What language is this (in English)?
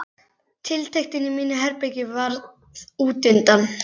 Icelandic